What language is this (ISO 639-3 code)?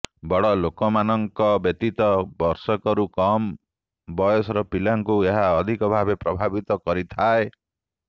ori